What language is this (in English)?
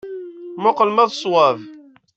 Kabyle